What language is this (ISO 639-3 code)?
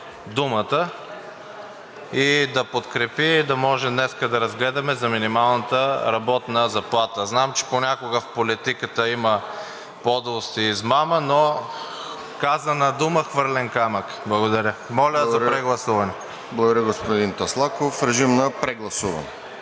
bul